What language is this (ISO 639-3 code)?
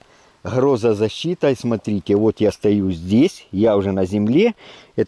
rus